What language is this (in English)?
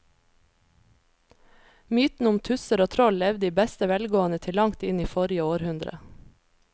Norwegian